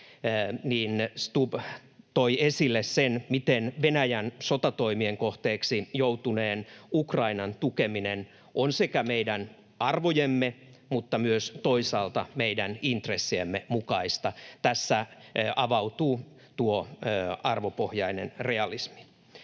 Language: Finnish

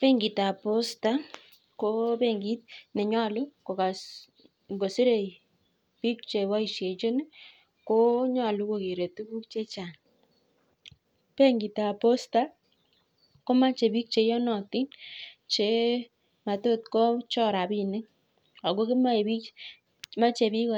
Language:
Kalenjin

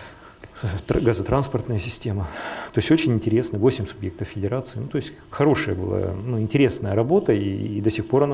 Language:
Russian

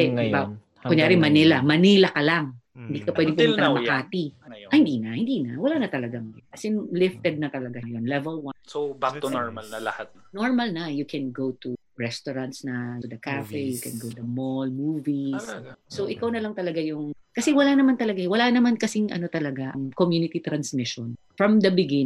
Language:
Filipino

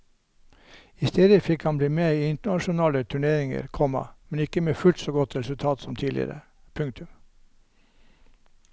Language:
Norwegian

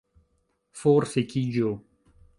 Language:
Esperanto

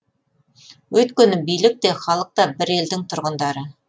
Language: Kazakh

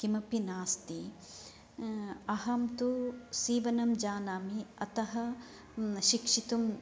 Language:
Sanskrit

